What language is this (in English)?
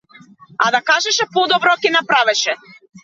Macedonian